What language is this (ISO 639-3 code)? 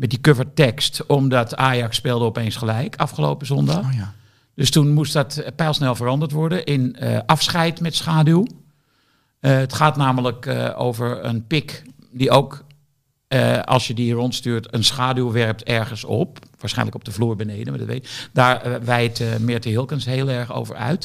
nld